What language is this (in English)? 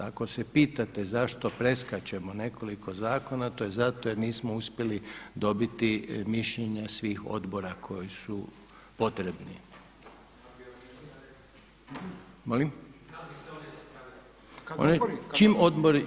Croatian